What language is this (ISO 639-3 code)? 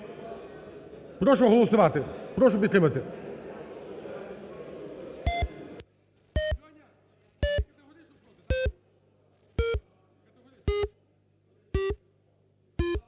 ukr